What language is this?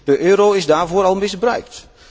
Dutch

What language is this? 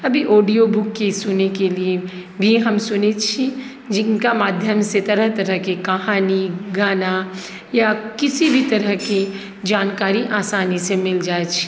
Maithili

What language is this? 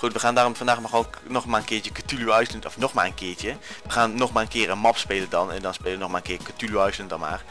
Dutch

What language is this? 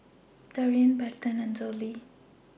English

